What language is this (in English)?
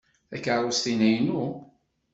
Kabyle